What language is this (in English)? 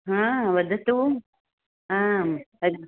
Sanskrit